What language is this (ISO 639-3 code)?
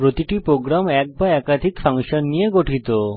ben